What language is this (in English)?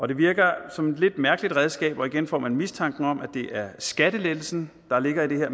Danish